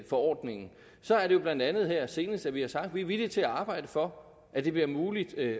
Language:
Danish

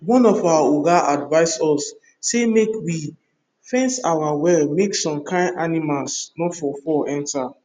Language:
Nigerian Pidgin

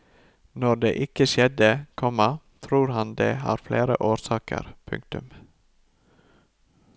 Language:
Norwegian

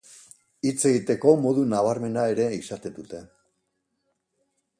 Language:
Basque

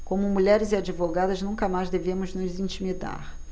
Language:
Portuguese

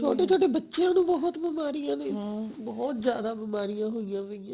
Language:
Punjabi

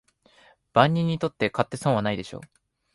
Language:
Japanese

